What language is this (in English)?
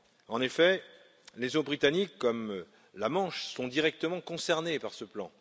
French